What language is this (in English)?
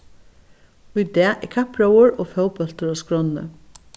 Faroese